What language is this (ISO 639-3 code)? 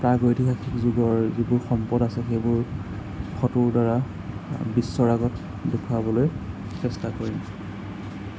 asm